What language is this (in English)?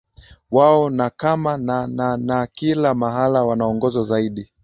Swahili